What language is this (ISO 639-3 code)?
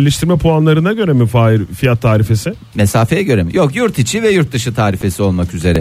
tur